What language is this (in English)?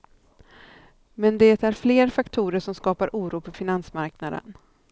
Swedish